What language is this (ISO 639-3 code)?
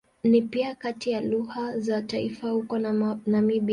swa